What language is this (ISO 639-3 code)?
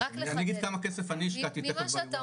heb